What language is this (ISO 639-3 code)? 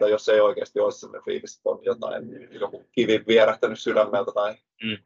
fin